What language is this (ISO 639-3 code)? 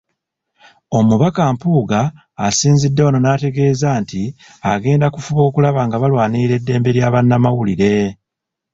lug